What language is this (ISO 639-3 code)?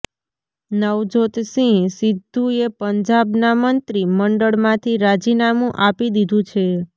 guj